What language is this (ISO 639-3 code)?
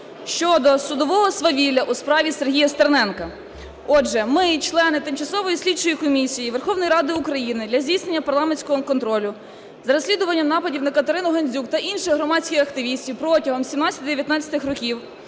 ukr